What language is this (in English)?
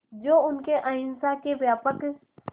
Hindi